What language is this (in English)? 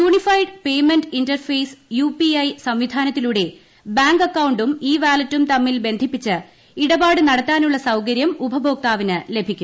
Malayalam